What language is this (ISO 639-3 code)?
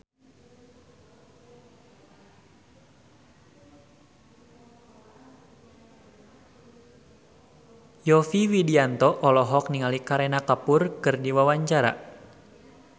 sun